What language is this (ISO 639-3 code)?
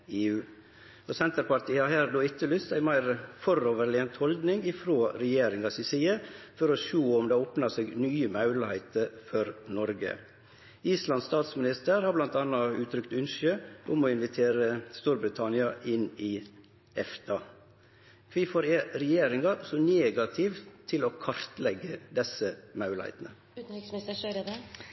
nno